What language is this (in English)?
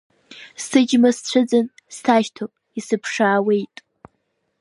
Abkhazian